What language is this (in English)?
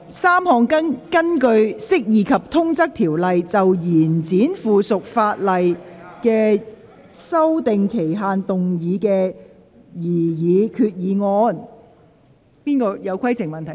Cantonese